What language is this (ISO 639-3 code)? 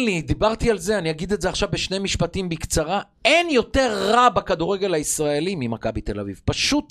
heb